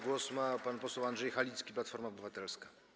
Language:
Polish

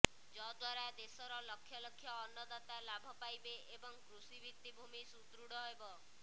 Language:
Odia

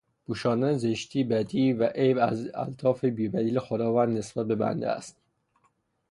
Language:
Persian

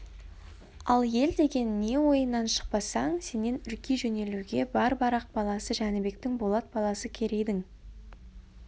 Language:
Kazakh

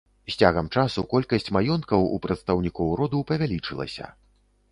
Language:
Belarusian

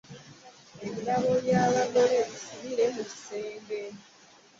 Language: Ganda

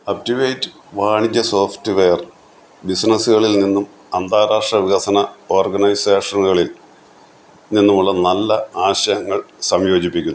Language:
Malayalam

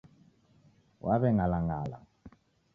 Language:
Taita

